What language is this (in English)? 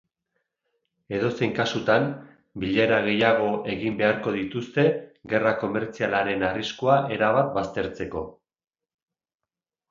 Basque